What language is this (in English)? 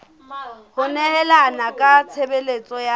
Southern Sotho